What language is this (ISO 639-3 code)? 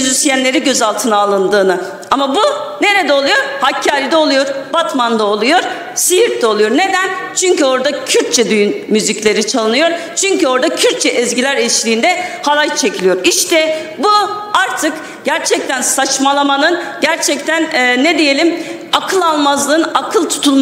tur